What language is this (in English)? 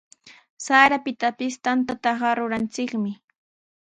Sihuas Ancash Quechua